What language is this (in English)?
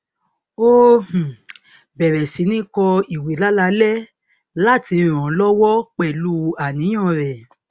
Yoruba